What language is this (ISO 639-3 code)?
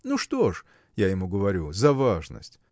rus